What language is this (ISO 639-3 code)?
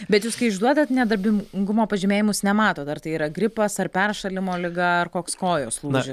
lit